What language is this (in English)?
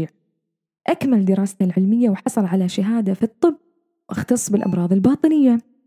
Arabic